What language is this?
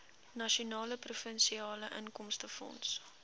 Afrikaans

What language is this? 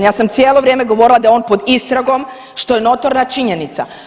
Croatian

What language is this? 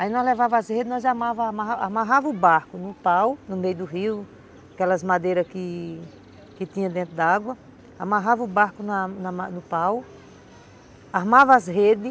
Portuguese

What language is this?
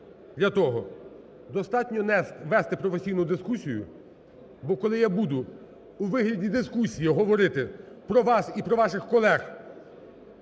Ukrainian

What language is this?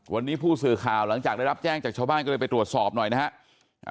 Thai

